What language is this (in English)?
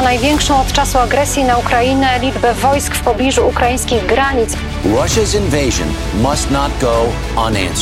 Ukrainian